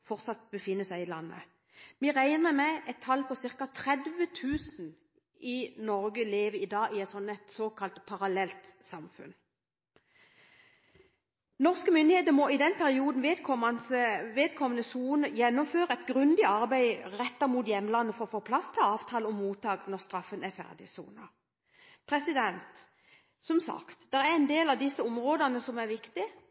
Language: Norwegian Bokmål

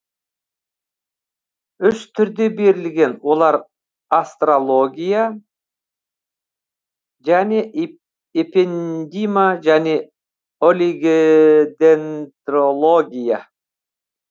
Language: Kazakh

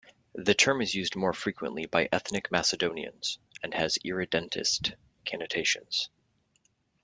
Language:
English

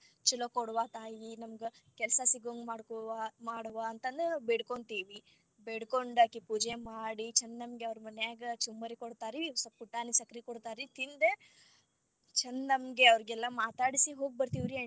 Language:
Kannada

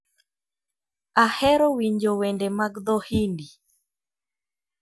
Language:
Luo (Kenya and Tanzania)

